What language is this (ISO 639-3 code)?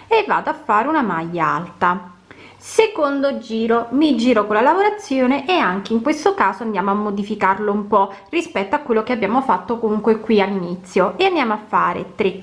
ita